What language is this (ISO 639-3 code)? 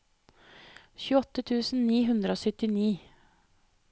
nor